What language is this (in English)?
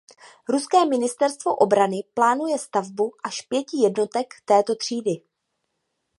Czech